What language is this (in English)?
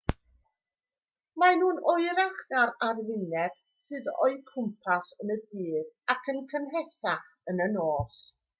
Welsh